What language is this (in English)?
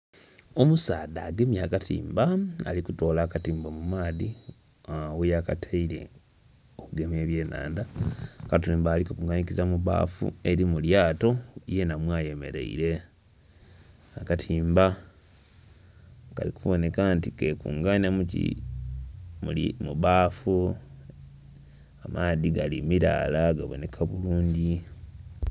Soga